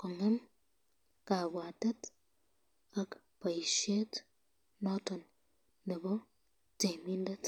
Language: Kalenjin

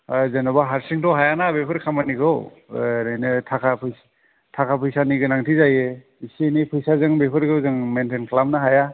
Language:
Bodo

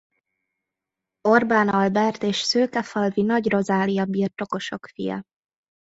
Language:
Hungarian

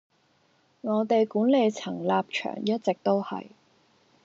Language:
Cantonese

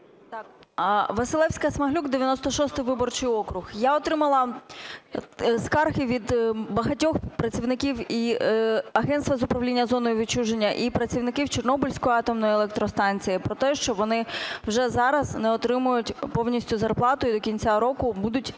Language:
Ukrainian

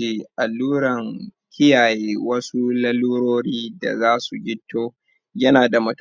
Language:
Hausa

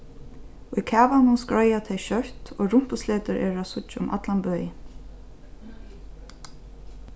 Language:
Faroese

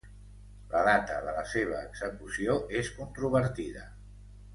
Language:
Catalan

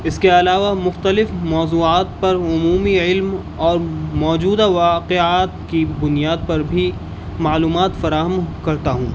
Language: Urdu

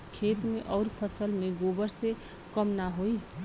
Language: Bhojpuri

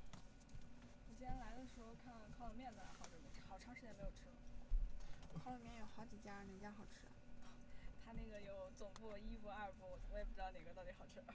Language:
Chinese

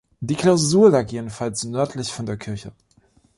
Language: German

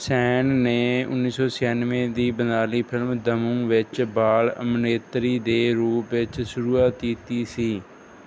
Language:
Punjabi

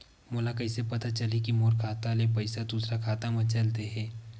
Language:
Chhattisgarhi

